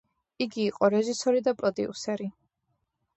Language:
Georgian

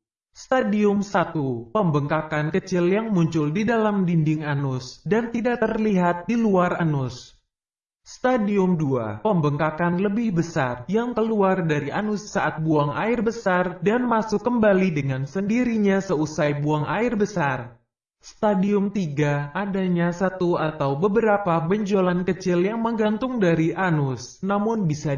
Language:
Indonesian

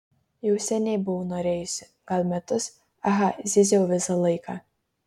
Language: Lithuanian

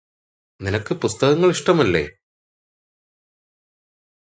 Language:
Malayalam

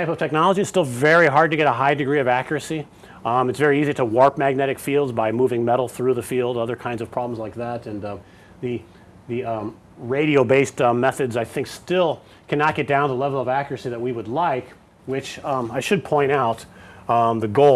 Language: English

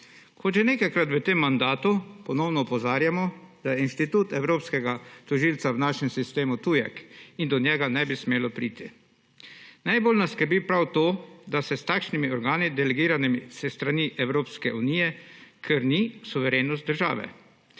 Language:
Slovenian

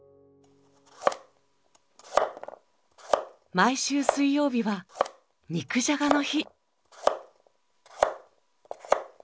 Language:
Japanese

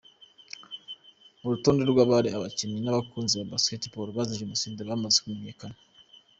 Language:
Kinyarwanda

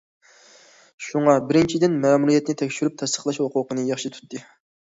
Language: Uyghur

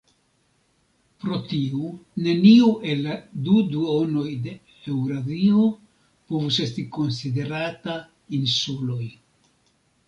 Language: Esperanto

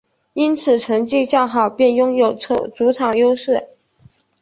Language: Chinese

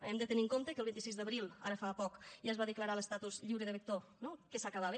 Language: Catalan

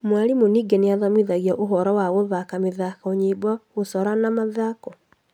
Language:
Kikuyu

